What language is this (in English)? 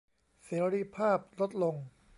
Thai